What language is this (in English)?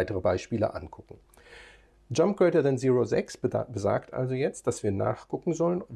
German